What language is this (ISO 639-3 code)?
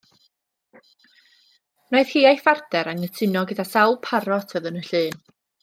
cym